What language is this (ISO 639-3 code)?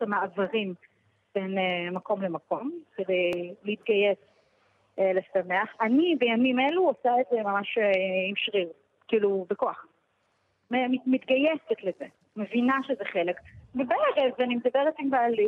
heb